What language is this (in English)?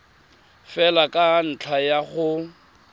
Tswana